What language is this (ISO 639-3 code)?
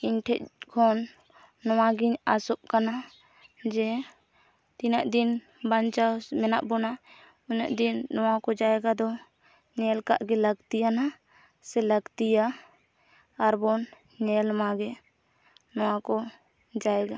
sat